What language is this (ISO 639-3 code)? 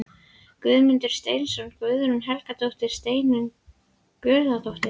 isl